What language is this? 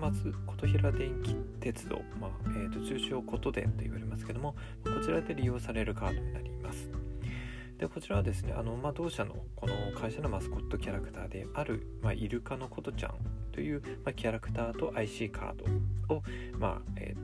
Japanese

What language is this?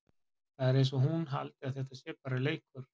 Icelandic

